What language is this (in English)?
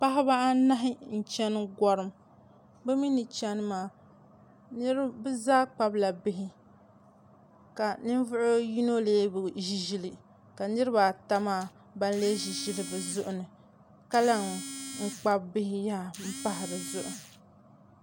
Dagbani